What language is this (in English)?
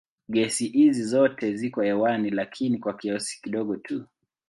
Swahili